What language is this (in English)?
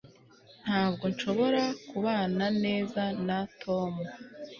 Kinyarwanda